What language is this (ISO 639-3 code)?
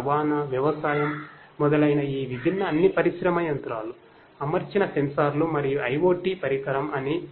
tel